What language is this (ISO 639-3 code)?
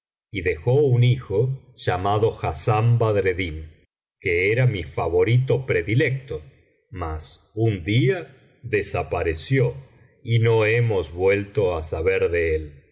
spa